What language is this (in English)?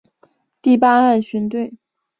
Chinese